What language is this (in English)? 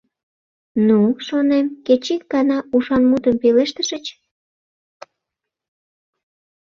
Mari